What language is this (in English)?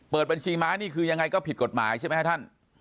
Thai